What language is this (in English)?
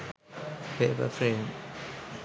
Sinhala